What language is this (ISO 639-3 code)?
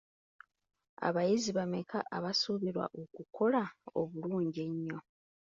lug